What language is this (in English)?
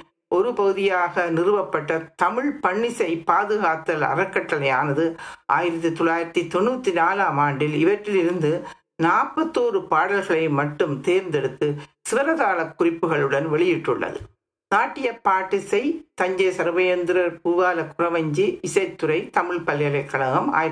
Tamil